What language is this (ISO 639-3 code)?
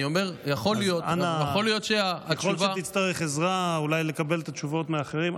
heb